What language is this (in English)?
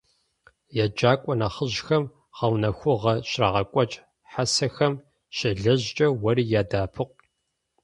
Kabardian